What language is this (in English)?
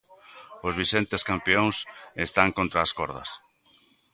Galician